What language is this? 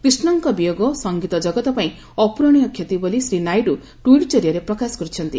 Odia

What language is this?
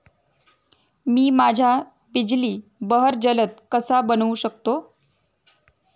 Marathi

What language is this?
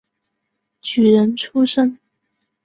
Chinese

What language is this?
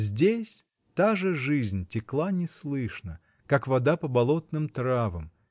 Russian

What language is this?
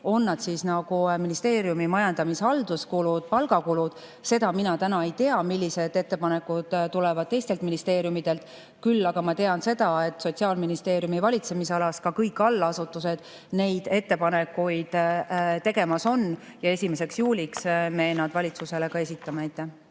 Estonian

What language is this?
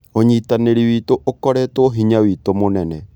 Kikuyu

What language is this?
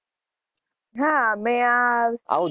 Gujarati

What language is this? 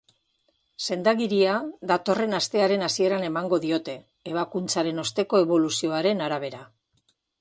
Basque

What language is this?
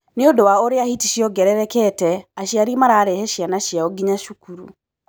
Kikuyu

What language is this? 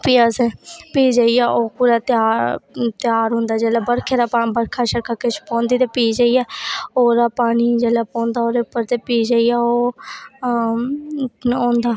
Dogri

